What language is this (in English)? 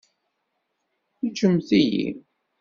Kabyle